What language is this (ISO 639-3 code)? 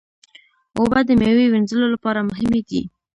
pus